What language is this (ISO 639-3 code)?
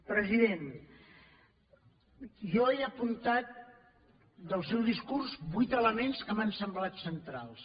cat